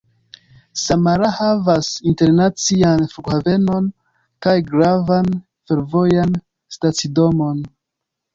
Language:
Esperanto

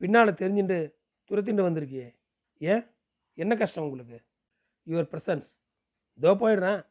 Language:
Tamil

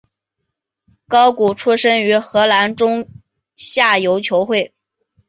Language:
Chinese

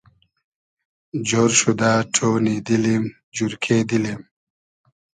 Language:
Hazaragi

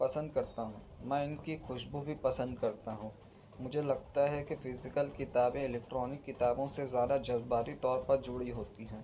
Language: Urdu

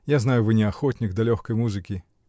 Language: Russian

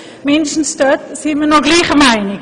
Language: Swiss German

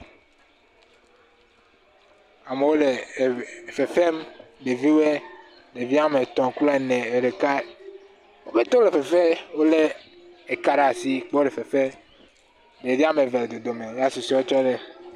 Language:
Ewe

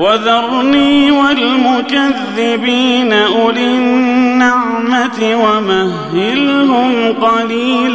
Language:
Arabic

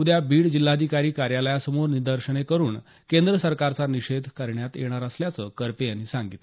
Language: Marathi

